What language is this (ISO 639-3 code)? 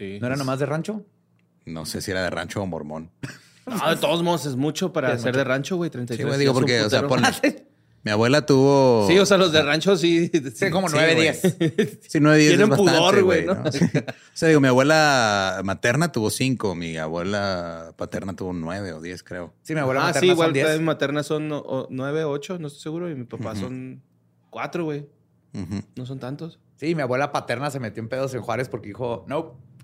spa